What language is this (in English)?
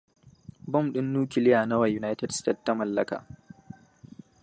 Hausa